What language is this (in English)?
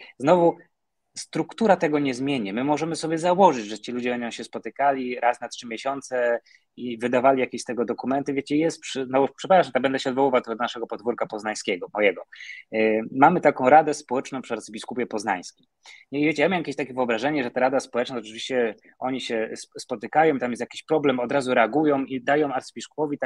Polish